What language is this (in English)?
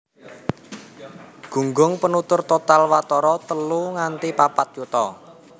Javanese